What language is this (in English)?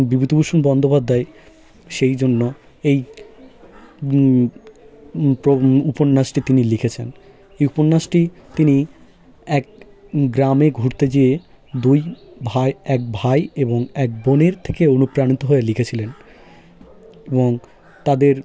Bangla